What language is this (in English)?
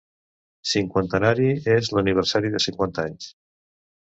Catalan